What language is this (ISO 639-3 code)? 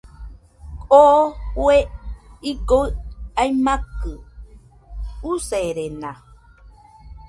hux